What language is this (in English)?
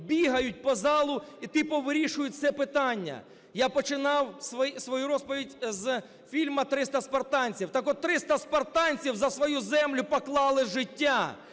Ukrainian